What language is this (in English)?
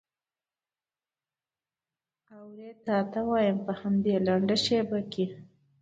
Pashto